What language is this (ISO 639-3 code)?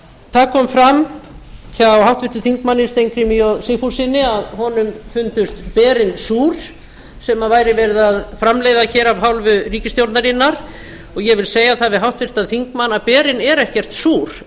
isl